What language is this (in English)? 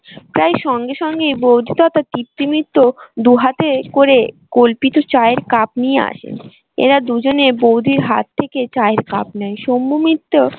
Bangla